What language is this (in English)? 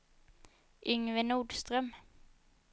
Swedish